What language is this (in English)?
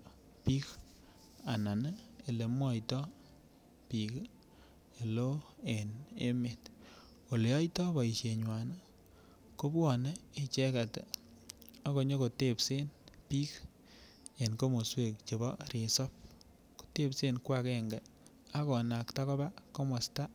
Kalenjin